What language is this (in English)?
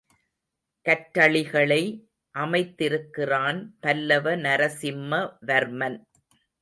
Tamil